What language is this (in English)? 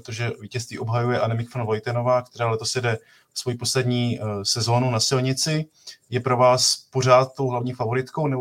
Czech